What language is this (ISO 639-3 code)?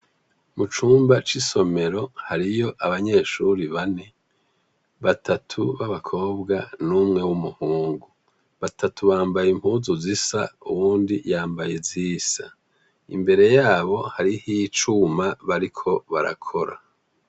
run